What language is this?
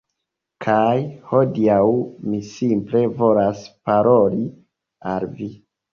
Esperanto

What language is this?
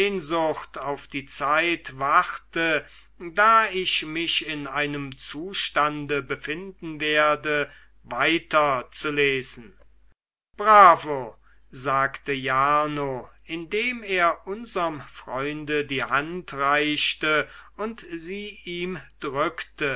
German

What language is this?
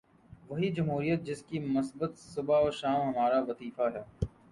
Urdu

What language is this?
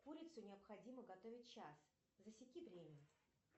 Russian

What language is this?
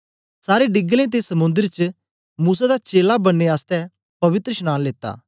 Dogri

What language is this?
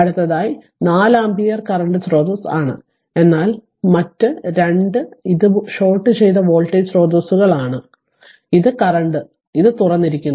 Malayalam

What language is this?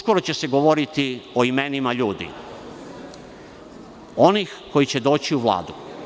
Serbian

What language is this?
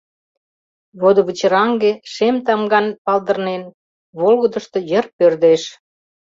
Mari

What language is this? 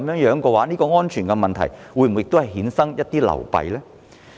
Cantonese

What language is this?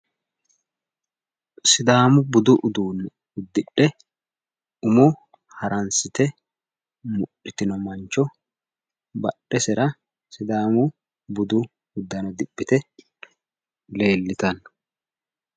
Sidamo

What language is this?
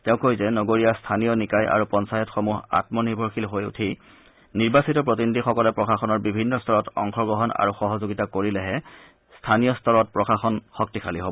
Assamese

